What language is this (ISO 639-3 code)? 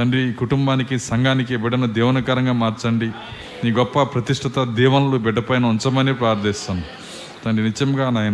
tel